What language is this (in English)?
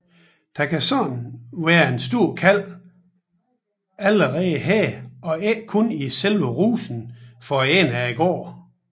Danish